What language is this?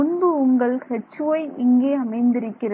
Tamil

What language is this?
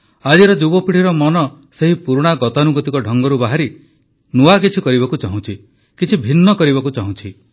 Odia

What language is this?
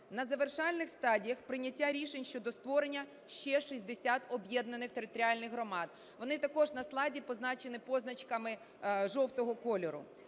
Ukrainian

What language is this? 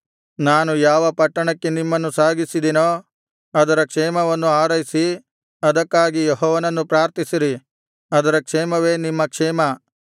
Kannada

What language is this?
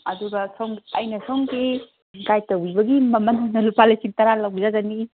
Manipuri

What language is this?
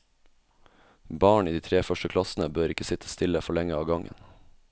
Norwegian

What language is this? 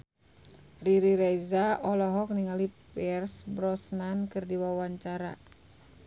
Sundanese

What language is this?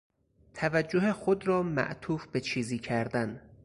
Persian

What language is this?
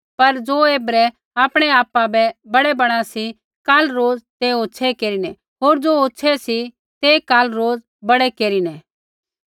Kullu Pahari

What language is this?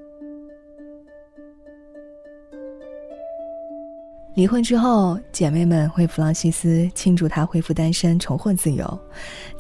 Chinese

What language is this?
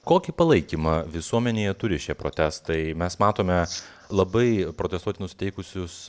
Lithuanian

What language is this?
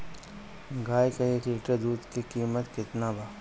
Bhojpuri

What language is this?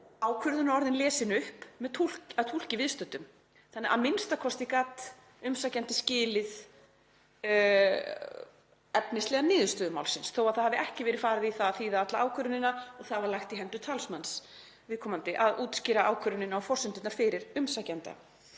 Icelandic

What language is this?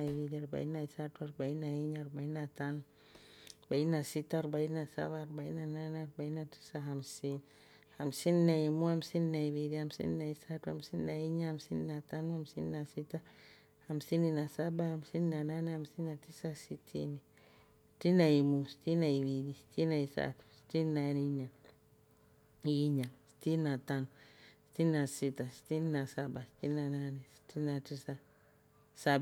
Rombo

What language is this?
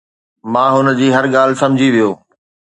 Sindhi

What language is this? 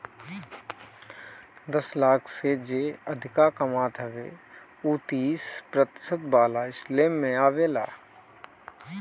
Bhojpuri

